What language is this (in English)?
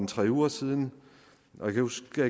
Danish